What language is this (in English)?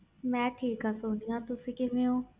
Punjabi